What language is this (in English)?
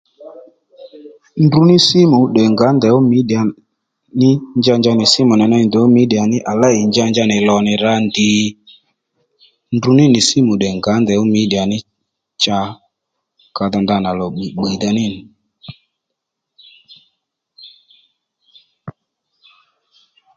Lendu